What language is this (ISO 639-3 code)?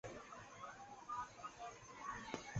zho